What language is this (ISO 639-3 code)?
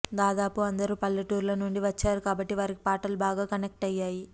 tel